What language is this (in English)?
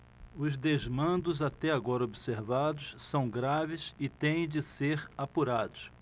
Portuguese